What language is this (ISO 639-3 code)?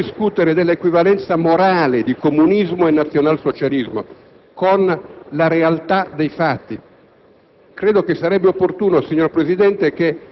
ita